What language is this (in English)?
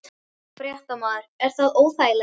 Icelandic